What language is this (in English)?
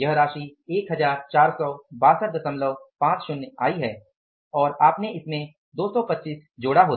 Hindi